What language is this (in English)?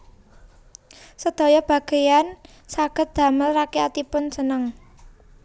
Javanese